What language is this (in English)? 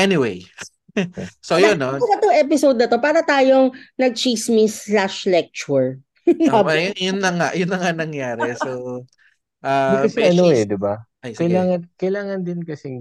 Filipino